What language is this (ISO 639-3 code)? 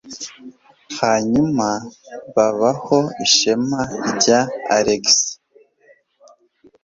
kin